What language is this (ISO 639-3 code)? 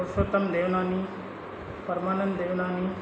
snd